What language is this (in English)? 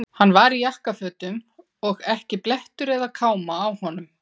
Icelandic